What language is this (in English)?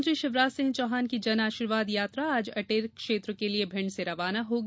Hindi